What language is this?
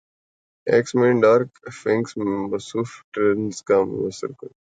Urdu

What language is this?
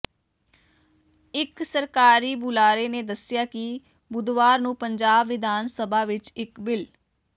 Punjabi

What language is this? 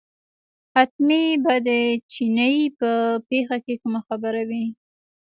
Pashto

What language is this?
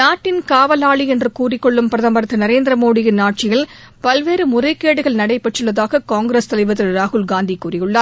Tamil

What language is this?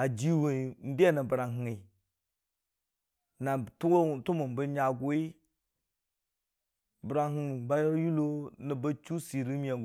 Dijim-Bwilim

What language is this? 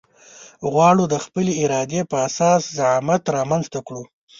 Pashto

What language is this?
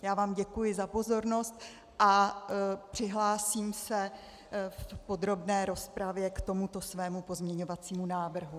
Czech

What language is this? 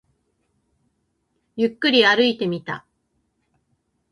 Japanese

